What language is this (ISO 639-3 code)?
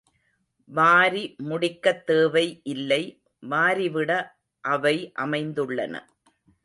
tam